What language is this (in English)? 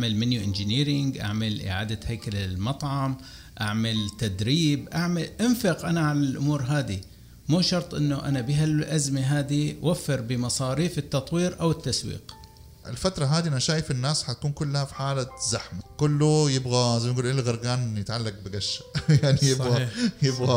Arabic